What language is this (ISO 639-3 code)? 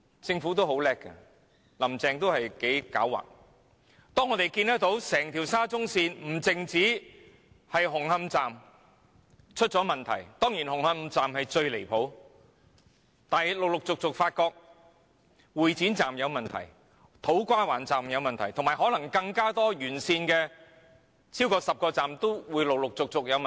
yue